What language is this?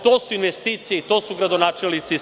Serbian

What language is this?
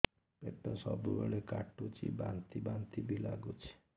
Odia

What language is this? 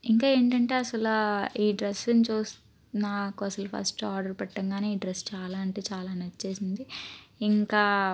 Telugu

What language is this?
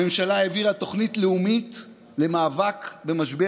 Hebrew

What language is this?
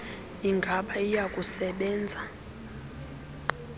Xhosa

